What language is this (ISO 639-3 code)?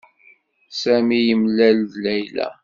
kab